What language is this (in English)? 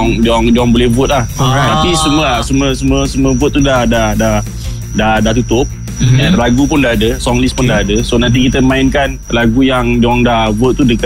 Malay